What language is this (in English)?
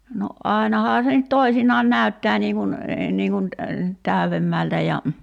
Finnish